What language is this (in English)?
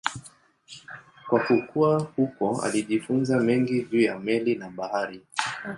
Swahili